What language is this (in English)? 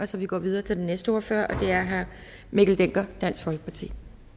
Danish